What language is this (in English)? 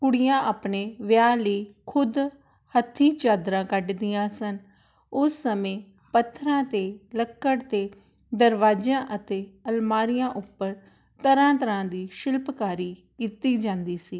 Punjabi